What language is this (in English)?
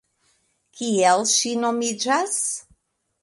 Esperanto